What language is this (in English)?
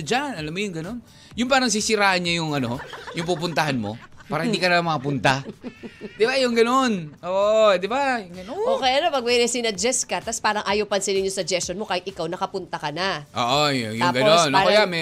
Filipino